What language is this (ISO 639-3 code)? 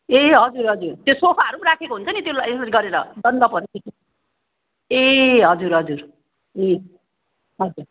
nep